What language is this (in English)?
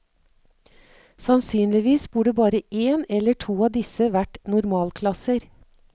Norwegian